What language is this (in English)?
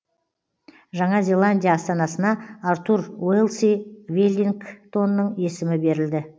Kazakh